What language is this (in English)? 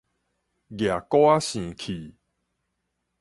Min Nan Chinese